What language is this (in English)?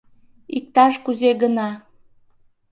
Mari